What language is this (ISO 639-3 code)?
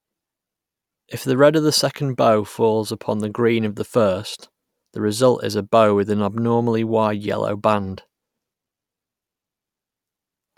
eng